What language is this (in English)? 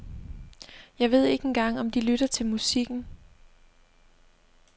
Danish